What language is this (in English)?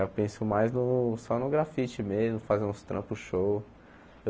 Portuguese